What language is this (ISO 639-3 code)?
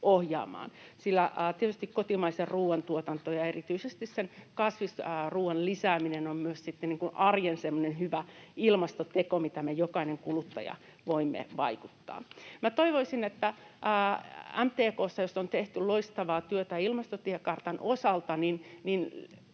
fin